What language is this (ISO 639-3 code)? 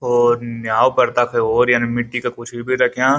gbm